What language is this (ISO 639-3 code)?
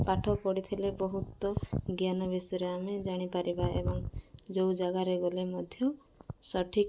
ori